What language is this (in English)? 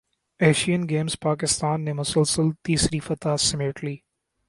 Urdu